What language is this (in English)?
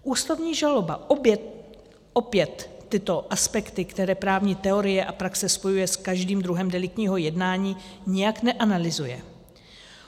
Czech